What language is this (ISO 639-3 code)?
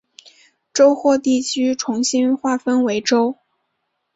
zho